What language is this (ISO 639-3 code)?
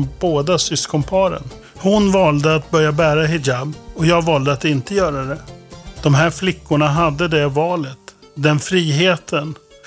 swe